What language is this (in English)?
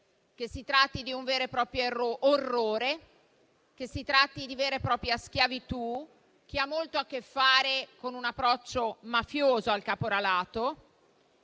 Italian